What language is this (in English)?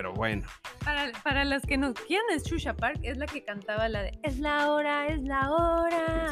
Spanish